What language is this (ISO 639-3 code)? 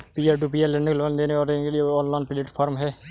hin